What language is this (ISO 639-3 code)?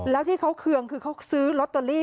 tha